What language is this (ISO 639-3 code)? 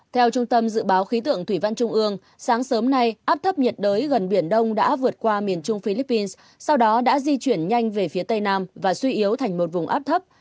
vie